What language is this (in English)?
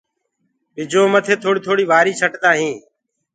Gurgula